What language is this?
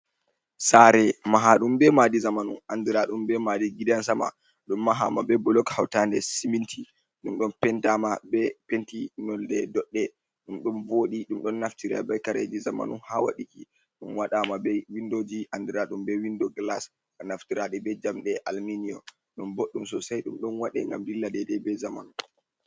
Fula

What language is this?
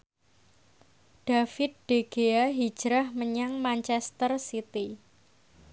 Javanese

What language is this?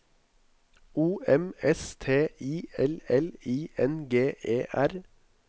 Norwegian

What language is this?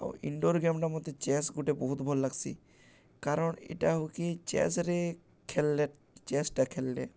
Odia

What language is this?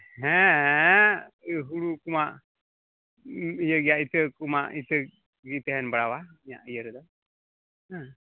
Santali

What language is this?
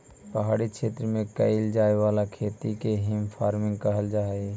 Magahi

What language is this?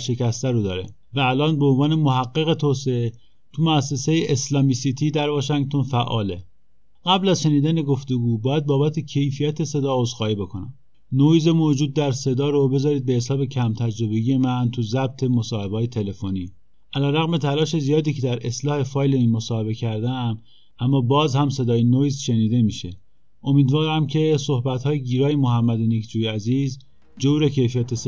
Persian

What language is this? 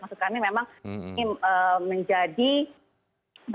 Indonesian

